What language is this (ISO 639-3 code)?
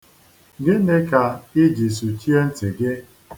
ibo